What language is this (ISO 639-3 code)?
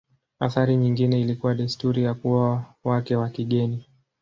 swa